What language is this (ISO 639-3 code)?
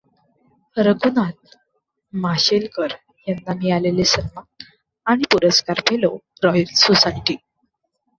mar